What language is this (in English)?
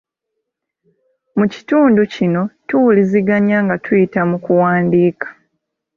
Ganda